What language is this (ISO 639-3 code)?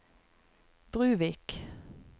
nor